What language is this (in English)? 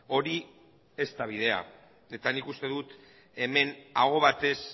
Basque